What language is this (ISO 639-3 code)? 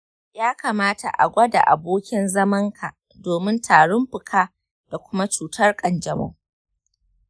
hau